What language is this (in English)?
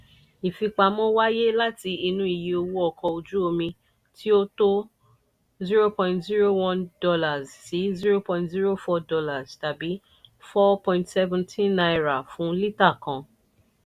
Yoruba